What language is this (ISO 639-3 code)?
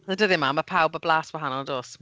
cym